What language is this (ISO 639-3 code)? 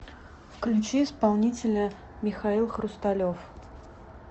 rus